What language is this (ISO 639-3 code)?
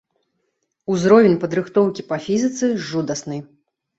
bel